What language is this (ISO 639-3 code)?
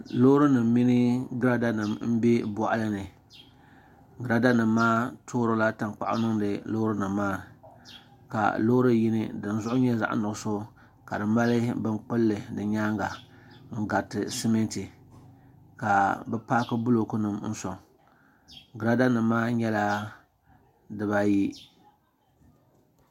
dag